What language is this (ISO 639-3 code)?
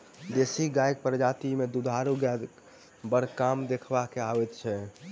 mai